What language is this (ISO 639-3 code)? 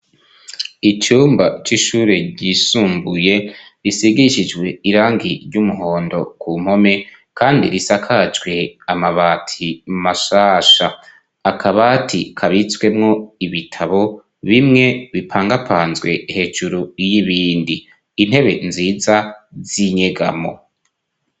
run